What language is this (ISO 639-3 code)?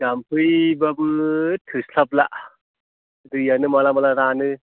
brx